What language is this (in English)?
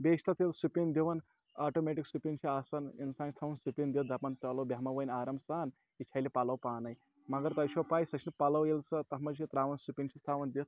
Kashmiri